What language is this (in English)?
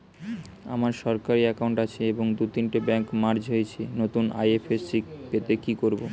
Bangla